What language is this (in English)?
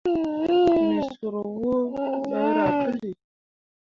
Mundang